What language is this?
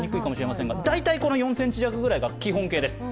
Japanese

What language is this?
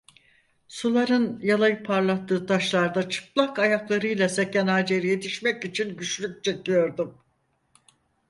Turkish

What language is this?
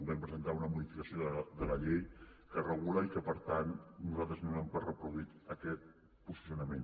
Catalan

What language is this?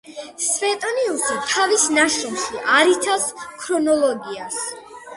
Georgian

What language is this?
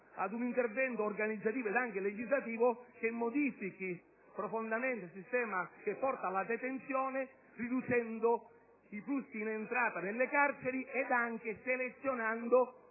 Italian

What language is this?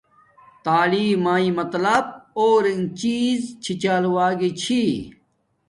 Domaaki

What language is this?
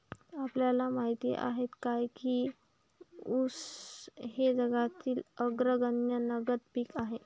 Marathi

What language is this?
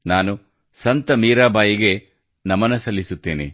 Kannada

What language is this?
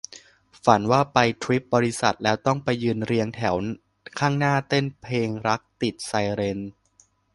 Thai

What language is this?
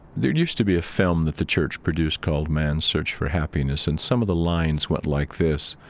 English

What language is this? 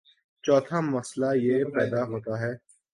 Urdu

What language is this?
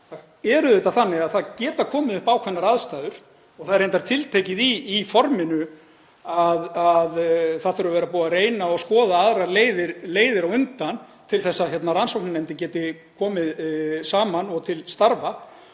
Icelandic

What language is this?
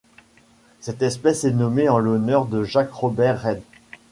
French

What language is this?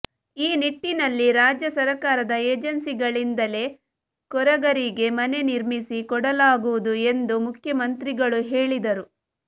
Kannada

